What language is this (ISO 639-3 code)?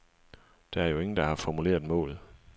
dan